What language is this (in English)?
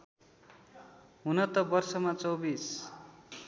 Nepali